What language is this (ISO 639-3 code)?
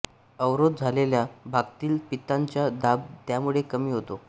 mar